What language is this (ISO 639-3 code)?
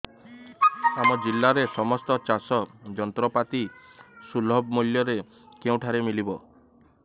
ori